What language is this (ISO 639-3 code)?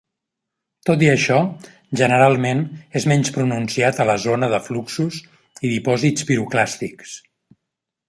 cat